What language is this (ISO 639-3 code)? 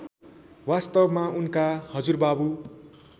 nep